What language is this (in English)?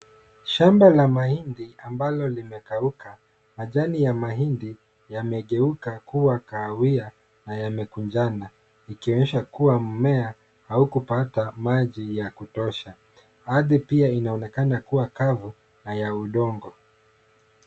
Swahili